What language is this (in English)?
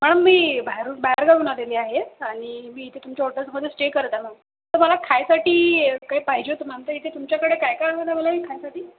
Marathi